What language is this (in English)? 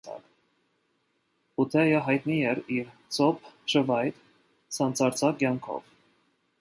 Armenian